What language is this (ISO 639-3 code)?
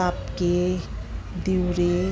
nep